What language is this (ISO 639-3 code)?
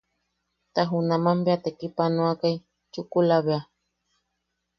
yaq